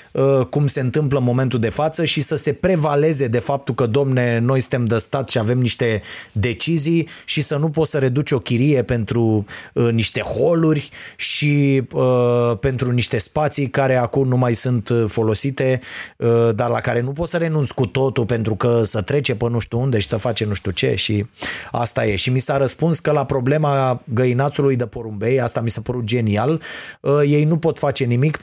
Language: Romanian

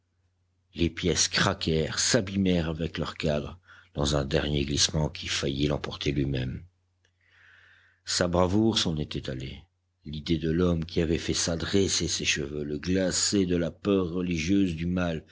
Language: French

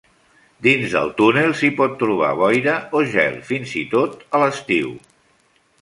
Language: Catalan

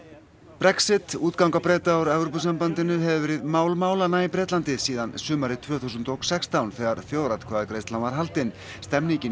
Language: Icelandic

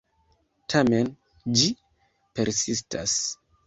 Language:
Esperanto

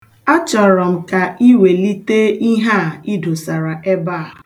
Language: Igbo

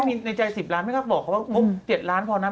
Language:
Thai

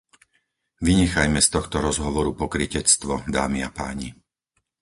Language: Slovak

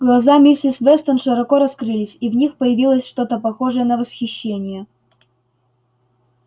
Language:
Russian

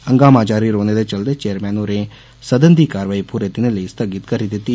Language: Dogri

